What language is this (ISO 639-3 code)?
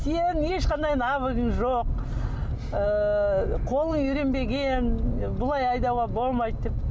kaz